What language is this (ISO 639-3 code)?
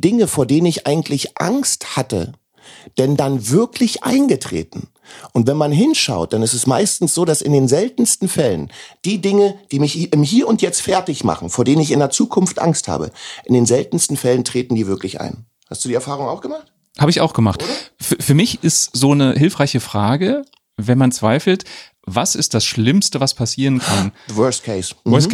deu